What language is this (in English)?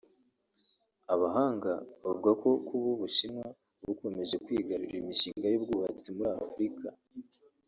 Kinyarwanda